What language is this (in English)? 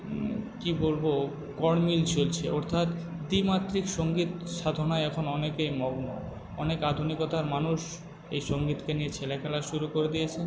Bangla